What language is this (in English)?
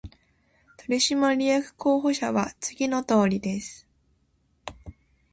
Japanese